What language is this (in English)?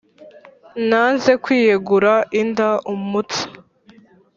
Kinyarwanda